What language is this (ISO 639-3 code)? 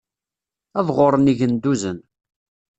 kab